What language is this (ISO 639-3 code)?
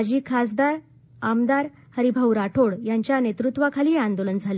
mar